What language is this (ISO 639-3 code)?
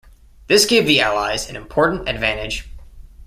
eng